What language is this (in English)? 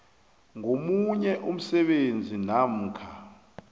South Ndebele